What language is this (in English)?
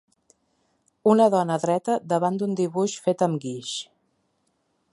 Catalan